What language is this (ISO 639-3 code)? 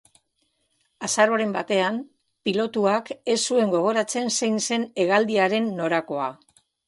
eus